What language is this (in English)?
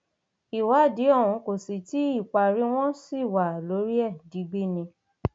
Yoruba